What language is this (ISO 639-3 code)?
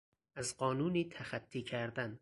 fas